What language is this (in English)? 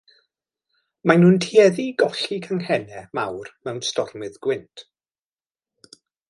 Welsh